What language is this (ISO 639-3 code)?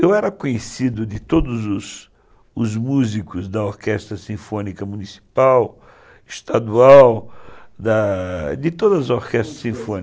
por